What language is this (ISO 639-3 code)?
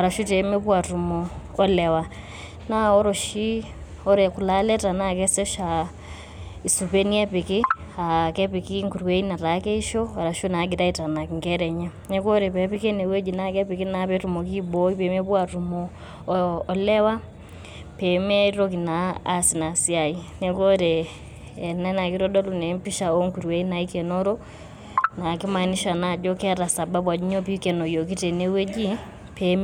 mas